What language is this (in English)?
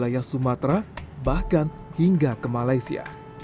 Indonesian